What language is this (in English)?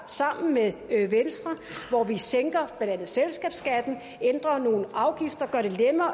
Danish